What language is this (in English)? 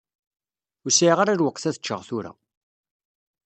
Kabyle